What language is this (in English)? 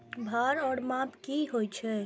Maithili